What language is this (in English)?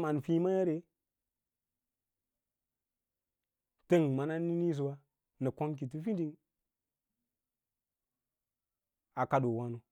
Lala-Roba